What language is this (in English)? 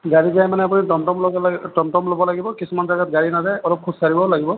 Assamese